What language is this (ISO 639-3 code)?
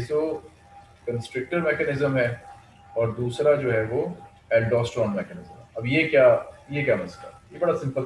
hin